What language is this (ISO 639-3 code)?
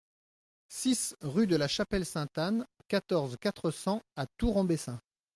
fra